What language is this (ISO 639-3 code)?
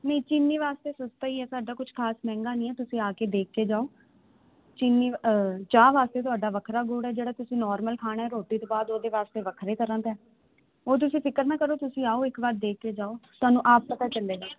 pan